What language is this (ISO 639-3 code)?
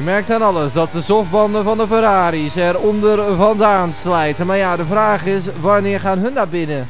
nld